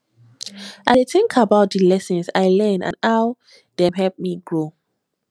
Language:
Nigerian Pidgin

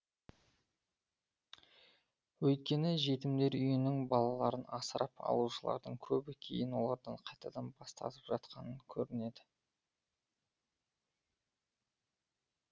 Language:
Kazakh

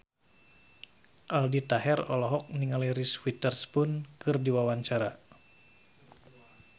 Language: Sundanese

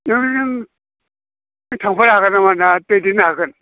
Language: Bodo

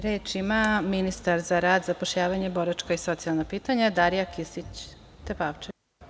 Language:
Serbian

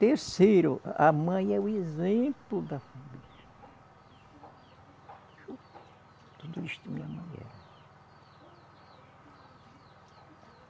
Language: Portuguese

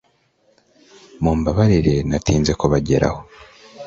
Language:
Kinyarwanda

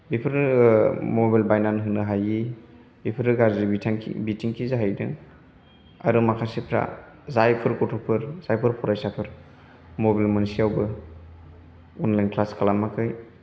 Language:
Bodo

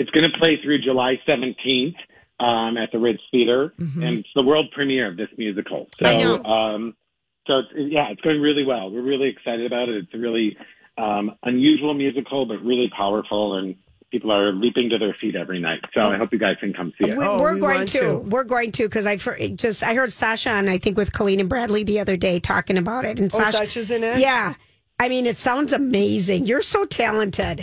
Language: English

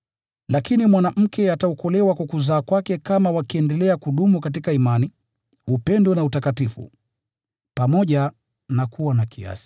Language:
Swahili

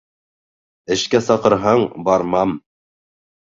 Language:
Bashkir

